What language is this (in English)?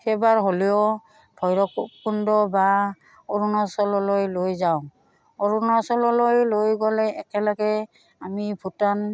Assamese